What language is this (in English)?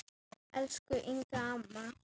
Icelandic